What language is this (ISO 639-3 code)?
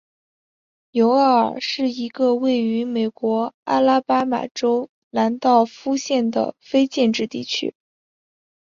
zho